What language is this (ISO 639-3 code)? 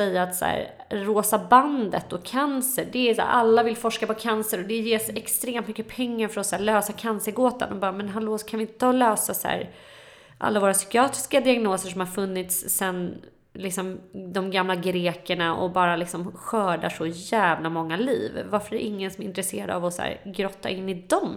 swe